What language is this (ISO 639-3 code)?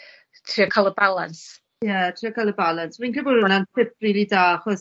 cym